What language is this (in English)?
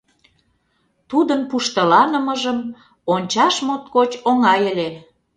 Mari